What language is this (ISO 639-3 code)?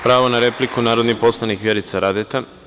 srp